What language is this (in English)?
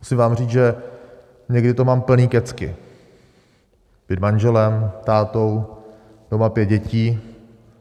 Czech